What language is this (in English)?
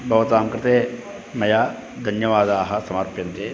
Sanskrit